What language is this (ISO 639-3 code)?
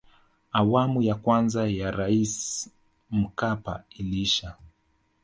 swa